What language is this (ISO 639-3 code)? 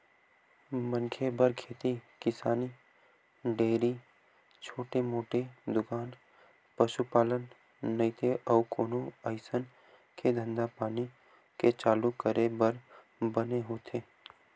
hne